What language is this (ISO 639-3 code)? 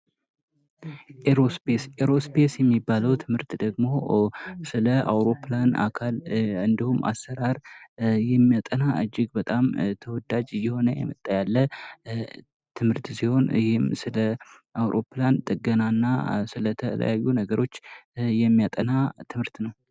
amh